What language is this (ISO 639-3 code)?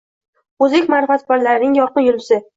uzb